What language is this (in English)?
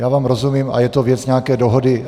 Czech